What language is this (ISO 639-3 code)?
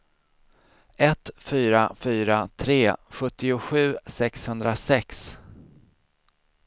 swe